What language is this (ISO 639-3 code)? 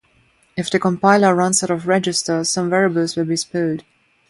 eng